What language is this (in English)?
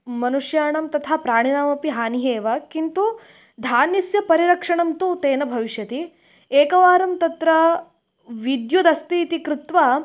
Sanskrit